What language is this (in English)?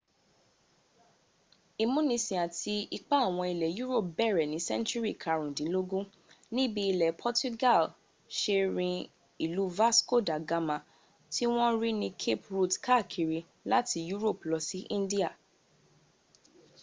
Yoruba